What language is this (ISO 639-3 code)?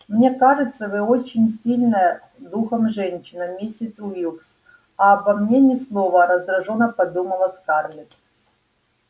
rus